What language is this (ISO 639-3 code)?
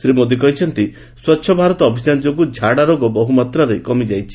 ori